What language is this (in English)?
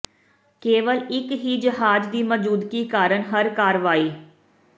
Punjabi